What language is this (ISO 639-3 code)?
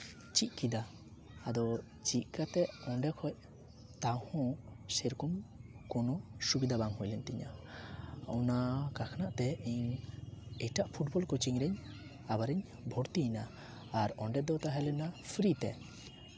sat